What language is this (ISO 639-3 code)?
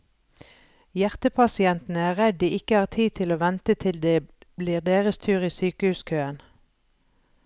nor